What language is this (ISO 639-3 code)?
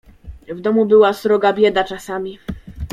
pol